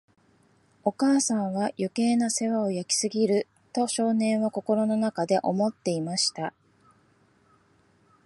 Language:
Japanese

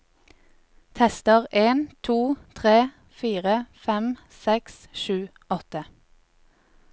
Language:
Norwegian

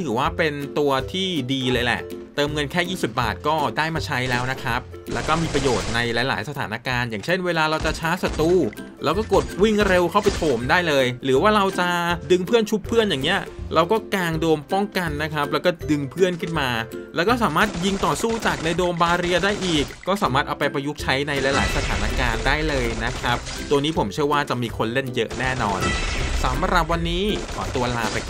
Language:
Thai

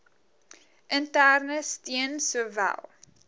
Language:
Afrikaans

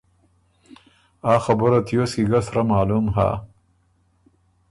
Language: Ormuri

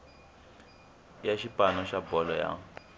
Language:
Tsonga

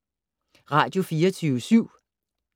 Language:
Danish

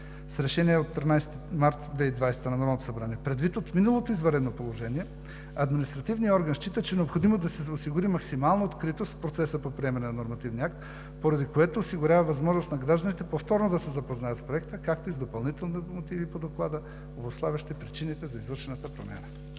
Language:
Bulgarian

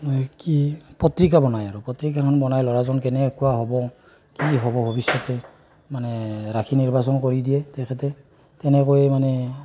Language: Assamese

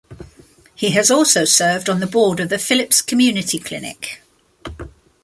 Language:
English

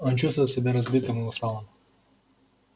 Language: Russian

